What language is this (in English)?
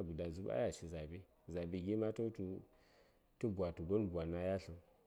Saya